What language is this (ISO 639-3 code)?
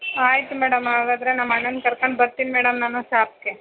kan